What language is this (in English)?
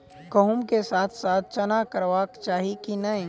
Maithili